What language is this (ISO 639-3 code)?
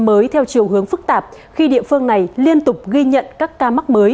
vie